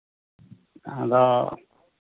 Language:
Santali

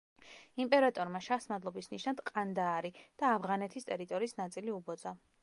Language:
Georgian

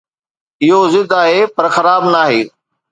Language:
Sindhi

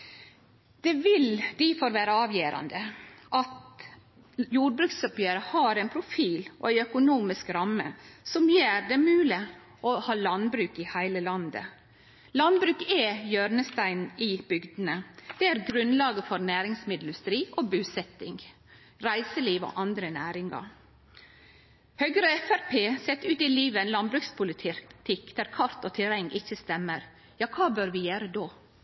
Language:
Norwegian Nynorsk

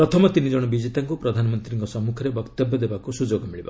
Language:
Odia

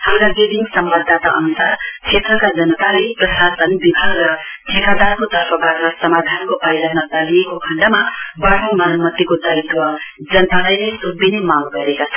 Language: Nepali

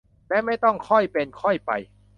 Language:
Thai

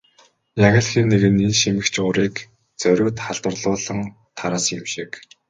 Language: Mongolian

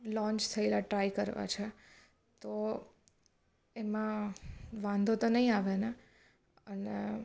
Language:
Gujarati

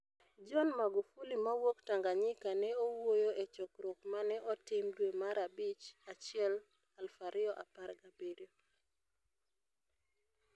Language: Luo (Kenya and Tanzania)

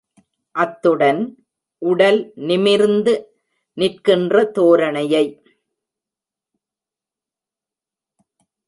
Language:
Tamil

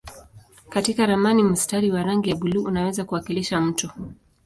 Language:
Swahili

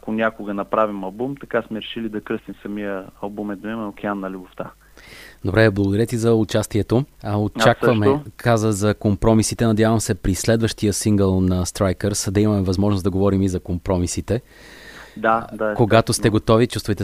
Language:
Bulgarian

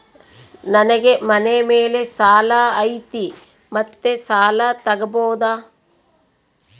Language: Kannada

